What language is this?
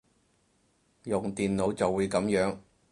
Cantonese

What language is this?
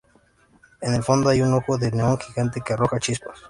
Spanish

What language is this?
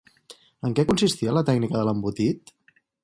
Catalan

